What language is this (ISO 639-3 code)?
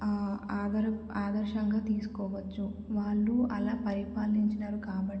tel